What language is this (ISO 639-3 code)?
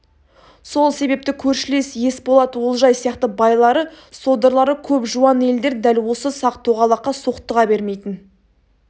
kaz